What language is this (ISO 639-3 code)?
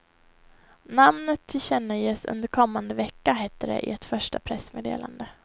swe